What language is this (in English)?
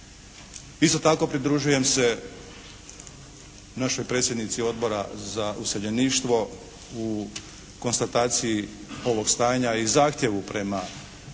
Croatian